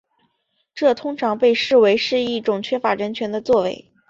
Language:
Chinese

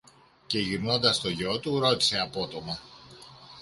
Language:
Greek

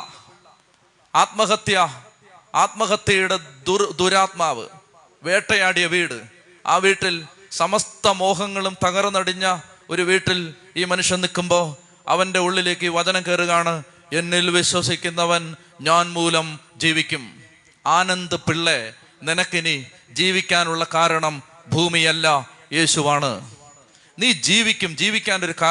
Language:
Malayalam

